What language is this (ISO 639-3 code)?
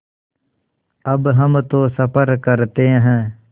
hin